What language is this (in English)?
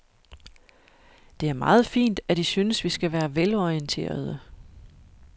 Danish